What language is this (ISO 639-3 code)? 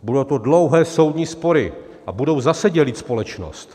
ces